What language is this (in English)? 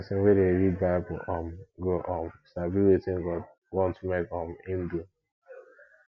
Nigerian Pidgin